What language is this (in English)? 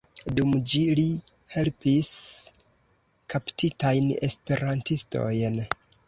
Esperanto